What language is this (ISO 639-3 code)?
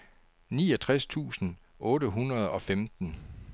dan